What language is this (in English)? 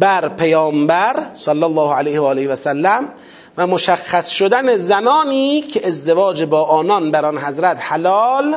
Persian